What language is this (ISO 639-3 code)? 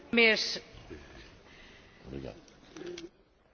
fin